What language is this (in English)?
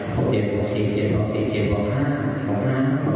Thai